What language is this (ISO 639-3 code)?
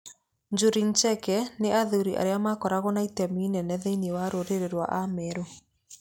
kik